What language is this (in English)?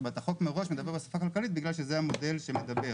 Hebrew